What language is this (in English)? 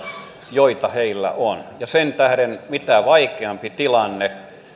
Finnish